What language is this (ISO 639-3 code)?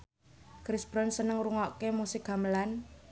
jav